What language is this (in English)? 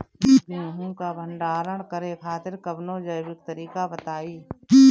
Bhojpuri